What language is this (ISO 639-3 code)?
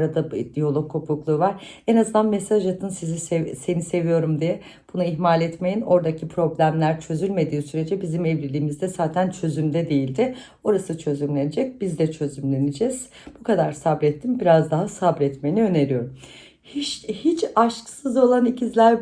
tur